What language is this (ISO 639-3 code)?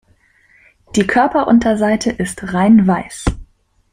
deu